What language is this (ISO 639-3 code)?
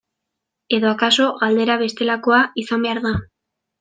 eus